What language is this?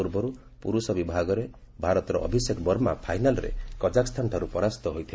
Odia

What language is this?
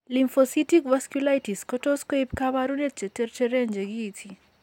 Kalenjin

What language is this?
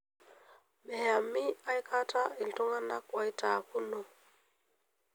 Masai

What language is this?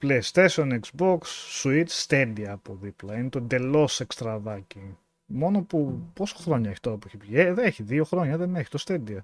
Greek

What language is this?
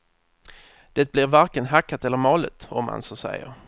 Swedish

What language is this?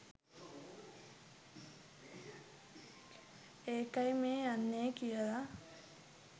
Sinhala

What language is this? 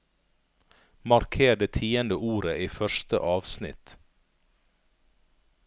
Norwegian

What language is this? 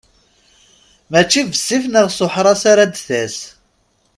Kabyle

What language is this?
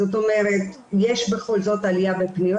Hebrew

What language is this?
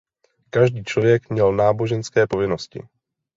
Czech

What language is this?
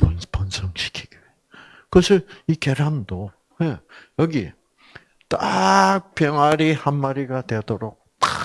Korean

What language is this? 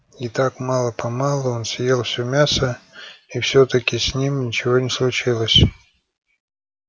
Russian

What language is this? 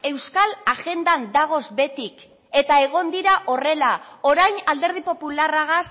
Basque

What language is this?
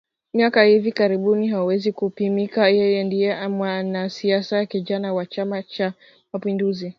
Swahili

